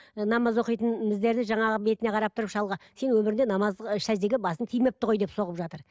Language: Kazakh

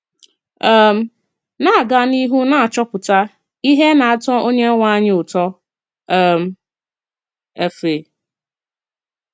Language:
Igbo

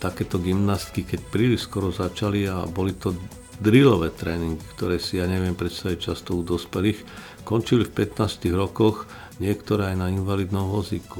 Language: Slovak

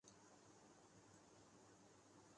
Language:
Urdu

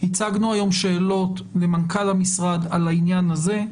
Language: Hebrew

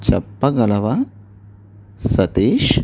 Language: Telugu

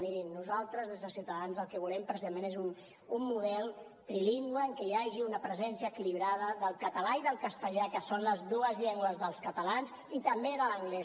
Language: Catalan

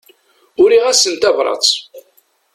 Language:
Kabyle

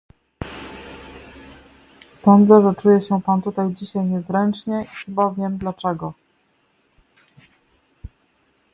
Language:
Polish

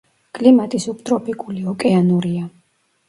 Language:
Georgian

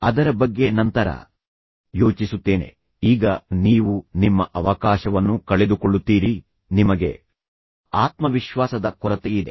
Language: Kannada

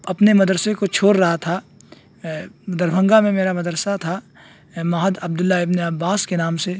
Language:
Urdu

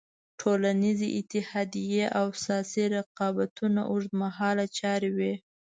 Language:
Pashto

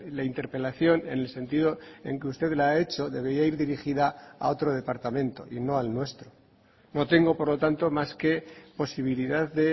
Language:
Spanish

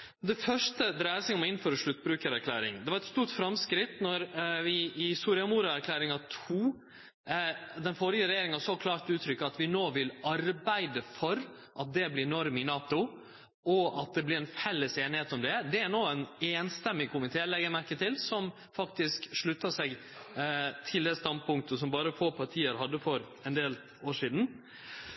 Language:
Norwegian Nynorsk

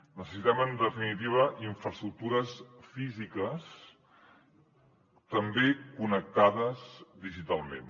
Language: Catalan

